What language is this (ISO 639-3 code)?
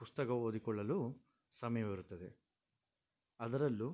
kan